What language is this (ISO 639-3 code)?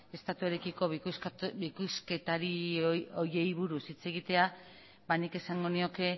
eus